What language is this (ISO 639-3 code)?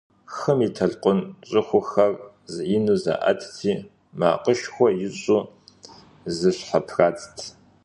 kbd